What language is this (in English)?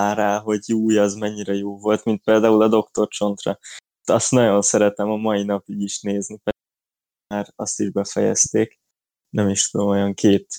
Hungarian